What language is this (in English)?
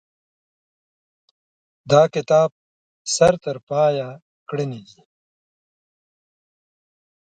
Pashto